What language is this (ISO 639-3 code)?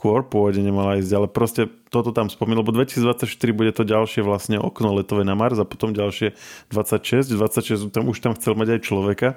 slk